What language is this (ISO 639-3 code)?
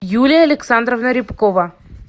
rus